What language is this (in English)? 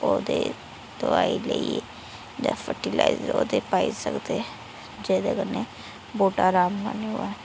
Dogri